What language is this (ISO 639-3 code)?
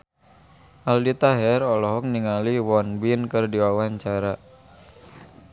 sun